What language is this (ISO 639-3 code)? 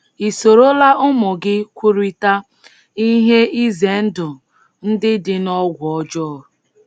ibo